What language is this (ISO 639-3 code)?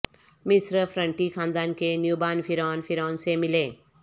urd